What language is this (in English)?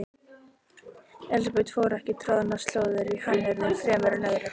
Icelandic